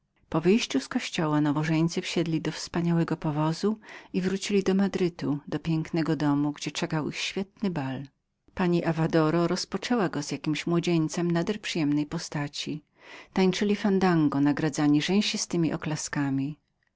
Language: Polish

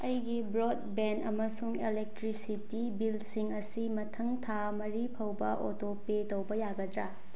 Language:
Manipuri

